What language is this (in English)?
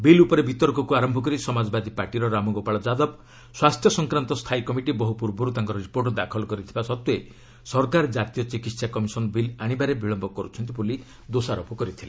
Odia